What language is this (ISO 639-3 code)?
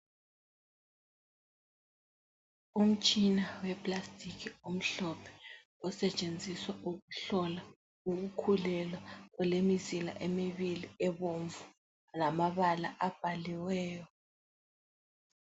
nde